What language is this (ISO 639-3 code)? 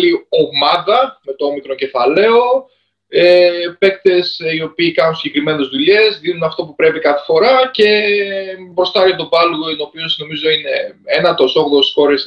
ell